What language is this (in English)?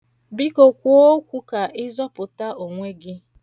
Igbo